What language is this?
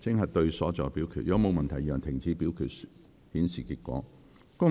Cantonese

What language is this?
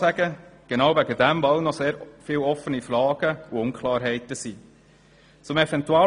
Swiss German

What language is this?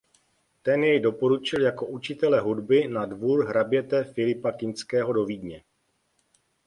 Czech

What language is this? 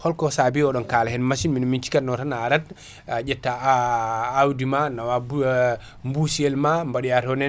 Fula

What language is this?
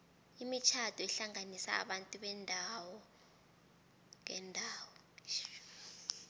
South Ndebele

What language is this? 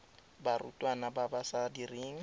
Tswana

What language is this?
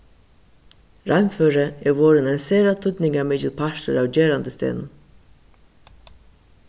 Faroese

